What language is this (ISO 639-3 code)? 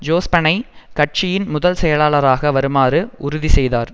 tam